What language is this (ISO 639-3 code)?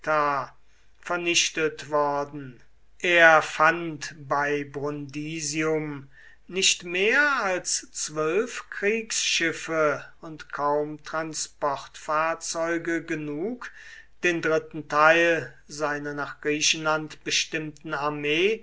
deu